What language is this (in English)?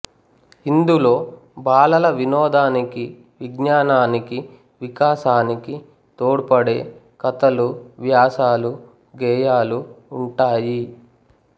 Telugu